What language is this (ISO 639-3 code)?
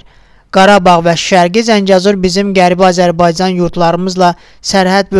tur